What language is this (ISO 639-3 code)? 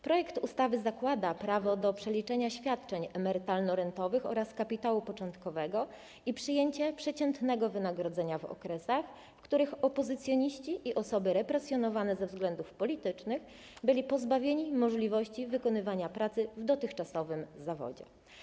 pol